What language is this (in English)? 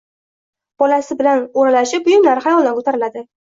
Uzbek